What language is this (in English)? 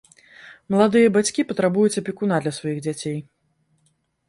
Belarusian